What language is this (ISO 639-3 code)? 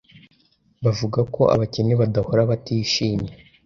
kin